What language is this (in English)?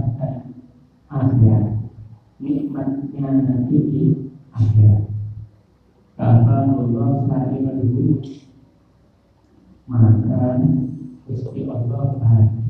Indonesian